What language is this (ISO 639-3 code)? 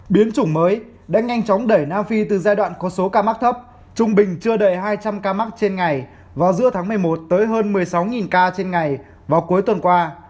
vie